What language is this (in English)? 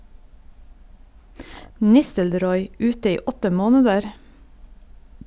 Norwegian